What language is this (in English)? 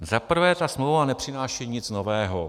Czech